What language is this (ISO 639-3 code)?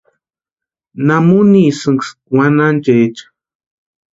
pua